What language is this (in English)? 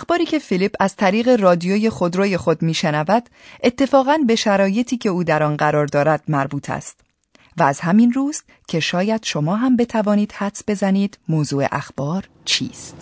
Persian